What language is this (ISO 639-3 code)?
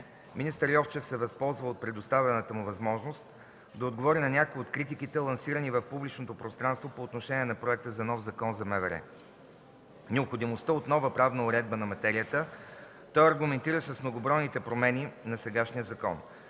bul